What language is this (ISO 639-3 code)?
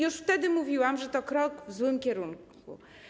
pol